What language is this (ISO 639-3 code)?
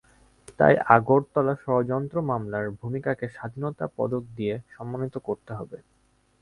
ben